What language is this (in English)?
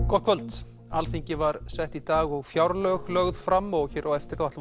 Icelandic